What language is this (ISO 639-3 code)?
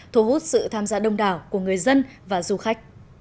vie